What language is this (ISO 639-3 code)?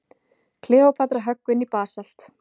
isl